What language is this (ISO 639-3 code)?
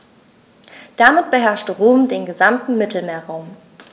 deu